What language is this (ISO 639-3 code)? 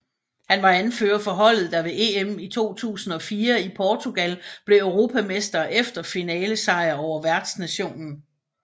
dan